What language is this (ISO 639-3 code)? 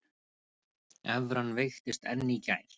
isl